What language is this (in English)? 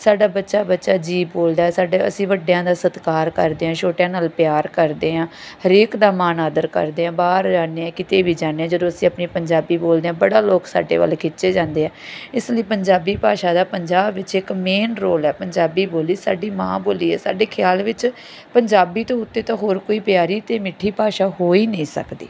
Punjabi